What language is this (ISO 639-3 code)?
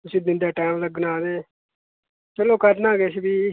doi